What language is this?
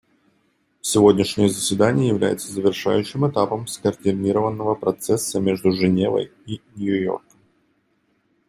Russian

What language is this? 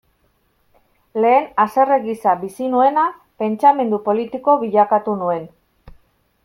Basque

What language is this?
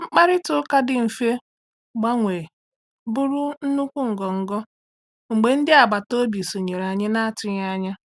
Igbo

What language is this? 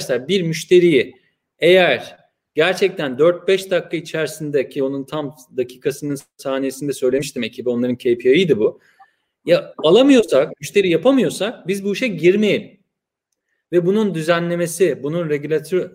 Turkish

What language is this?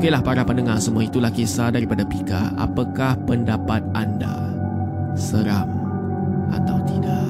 Malay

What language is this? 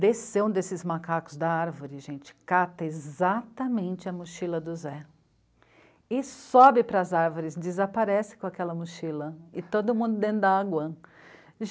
Portuguese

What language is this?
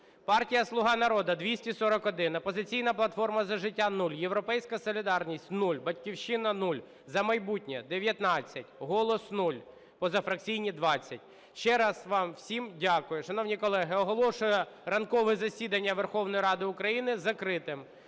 Ukrainian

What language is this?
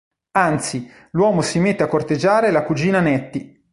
Italian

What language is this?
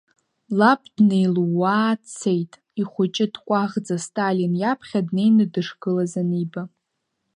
Abkhazian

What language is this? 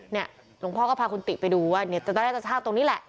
Thai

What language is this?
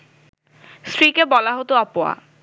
Bangla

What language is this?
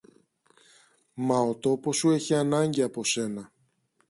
Greek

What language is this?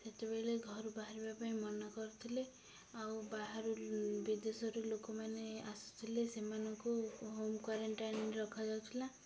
Odia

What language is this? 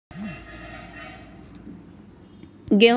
Magahi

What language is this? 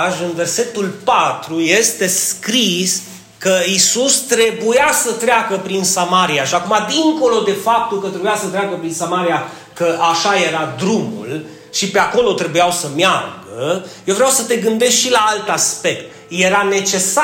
Romanian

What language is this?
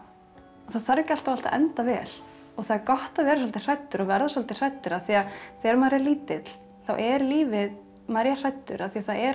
Icelandic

